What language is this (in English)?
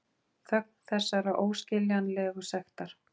Icelandic